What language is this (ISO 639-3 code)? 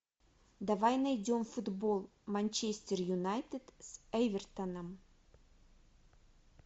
rus